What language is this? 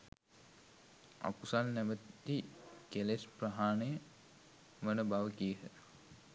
Sinhala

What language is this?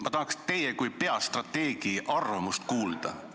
Estonian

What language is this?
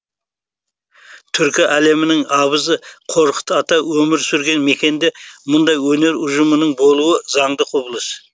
Kazakh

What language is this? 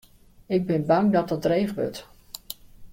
Western Frisian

